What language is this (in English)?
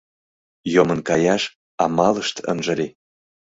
Mari